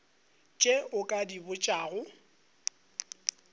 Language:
Northern Sotho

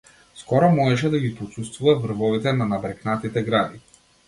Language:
Macedonian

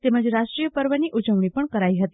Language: Gujarati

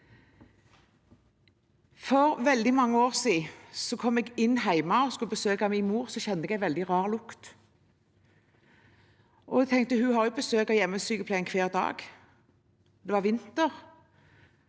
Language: Norwegian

